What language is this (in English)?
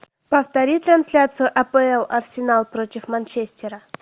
Russian